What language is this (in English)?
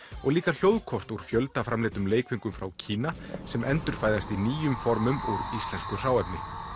Icelandic